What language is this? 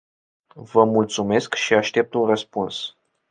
Romanian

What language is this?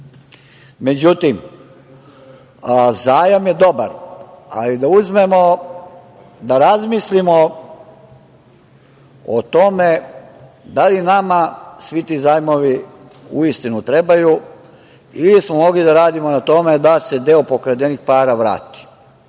Serbian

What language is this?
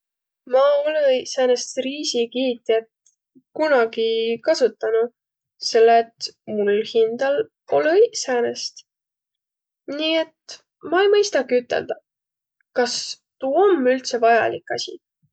Võro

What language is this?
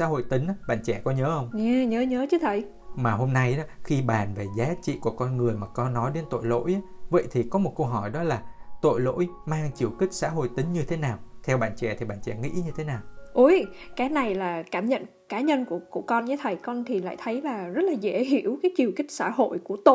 Vietnamese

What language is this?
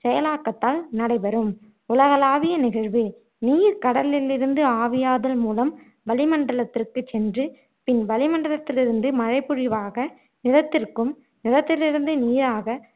Tamil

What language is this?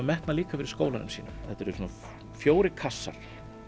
Icelandic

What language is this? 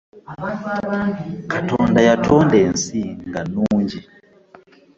Ganda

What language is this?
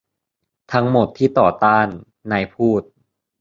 Thai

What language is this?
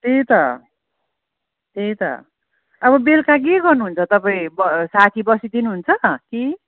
Nepali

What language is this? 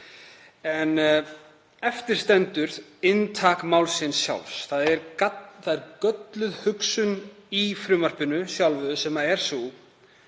Icelandic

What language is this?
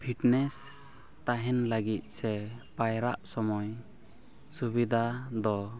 Santali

